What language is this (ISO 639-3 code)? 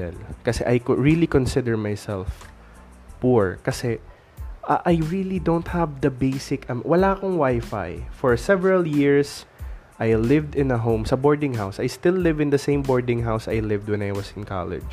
fil